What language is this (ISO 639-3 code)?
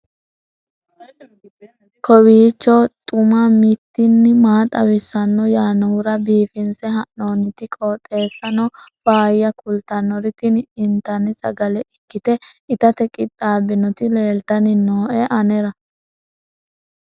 sid